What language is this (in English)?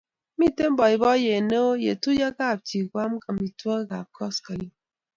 Kalenjin